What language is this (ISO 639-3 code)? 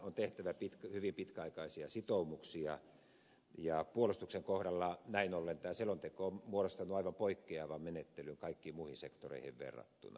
fin